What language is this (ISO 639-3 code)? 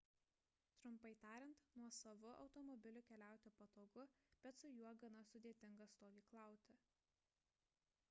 lit